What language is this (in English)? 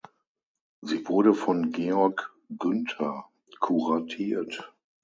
German